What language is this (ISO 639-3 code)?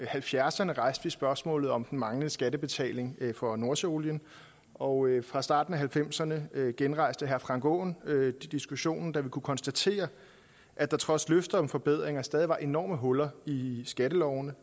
dan